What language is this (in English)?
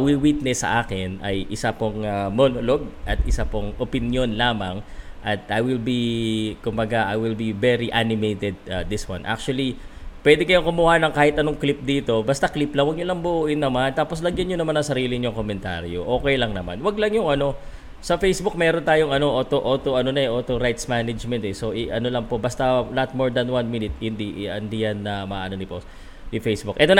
Filipino